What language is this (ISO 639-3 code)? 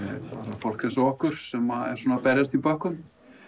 isl